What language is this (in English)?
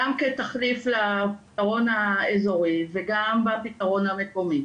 Hebrew